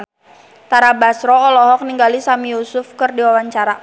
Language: Sundanese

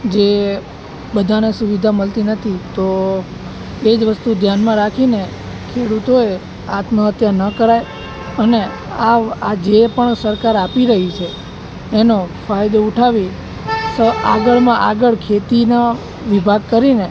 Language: Gujarati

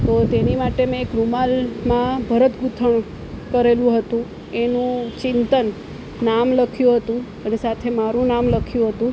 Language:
Gujarati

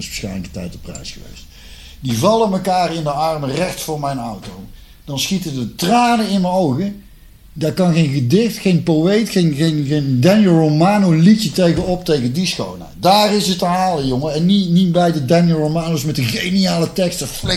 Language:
Dutch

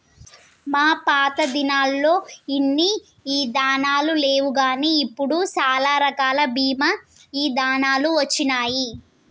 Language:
Telugu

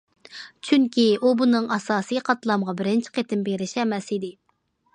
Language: Uyghur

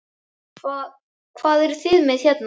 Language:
Icelandic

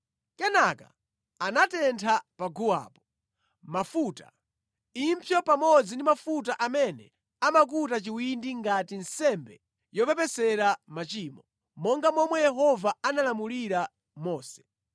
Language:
Nyanja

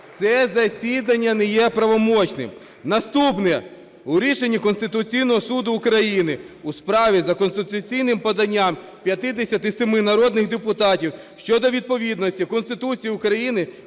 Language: Ukrainian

